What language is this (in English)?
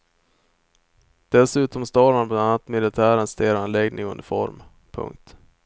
Swedish